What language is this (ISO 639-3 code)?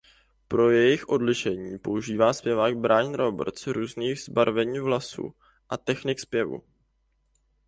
ces